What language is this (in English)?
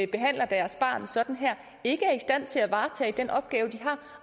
Danish